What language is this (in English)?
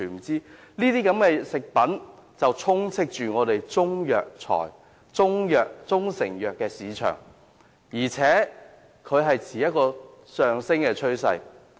Cantonese